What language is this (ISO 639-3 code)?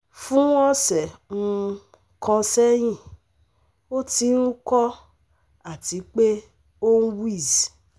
yor